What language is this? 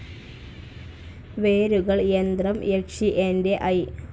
Malayalam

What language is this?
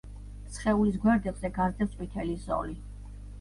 Georgian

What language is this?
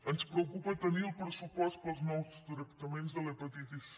Catalan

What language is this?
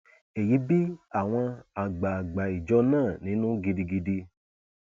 Yoruba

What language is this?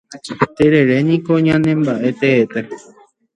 Guarani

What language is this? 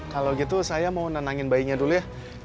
Indonesian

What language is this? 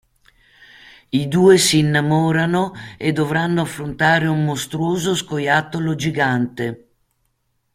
Italian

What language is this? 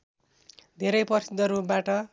Nepali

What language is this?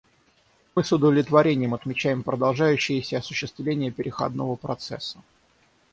Russian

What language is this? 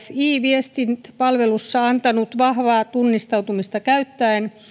Finnish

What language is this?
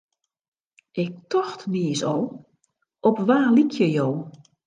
Western Frisian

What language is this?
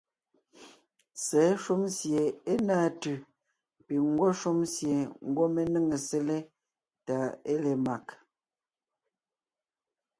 Ngiemboon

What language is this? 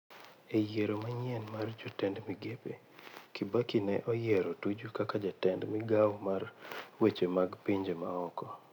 Luo (Kenya and Tanzania)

